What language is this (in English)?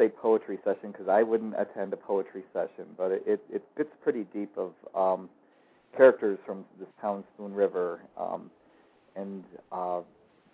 English